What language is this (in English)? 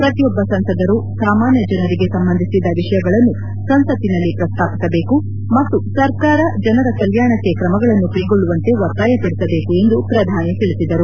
Kannada